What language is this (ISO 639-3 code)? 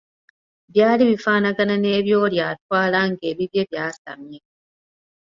lug